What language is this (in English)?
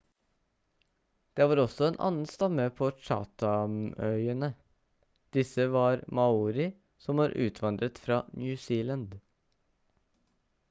Norwegian Bokmål